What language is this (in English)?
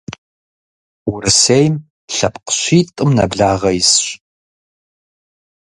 Kabardian